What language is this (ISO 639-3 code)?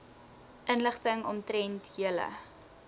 afr